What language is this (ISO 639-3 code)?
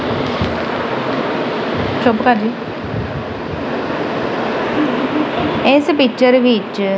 pan